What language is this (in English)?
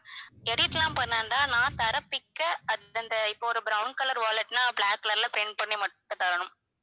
Tamil